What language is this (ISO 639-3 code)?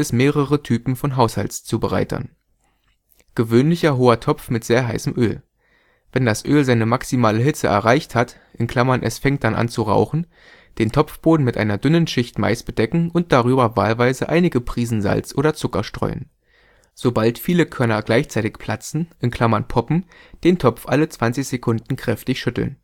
deu